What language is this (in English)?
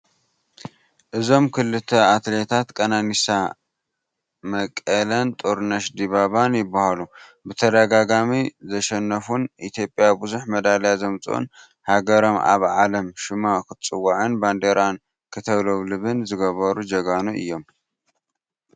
Tigrinya